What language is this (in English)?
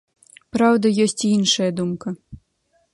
Belarusian